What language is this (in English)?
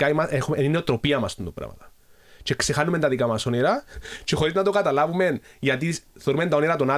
Greek